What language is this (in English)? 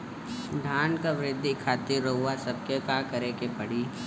Bhojpuri